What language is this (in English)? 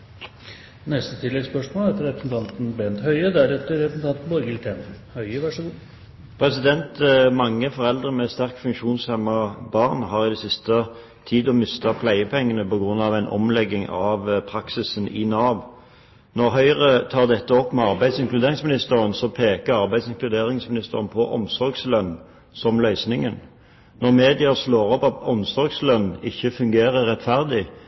Norwegian